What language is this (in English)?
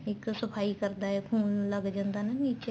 Punjabi